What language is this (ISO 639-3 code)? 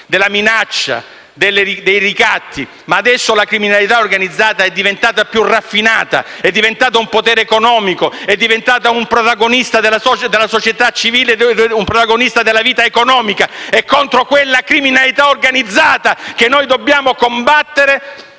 ita